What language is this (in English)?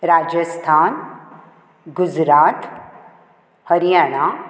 Konkani